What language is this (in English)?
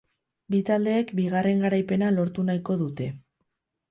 Basque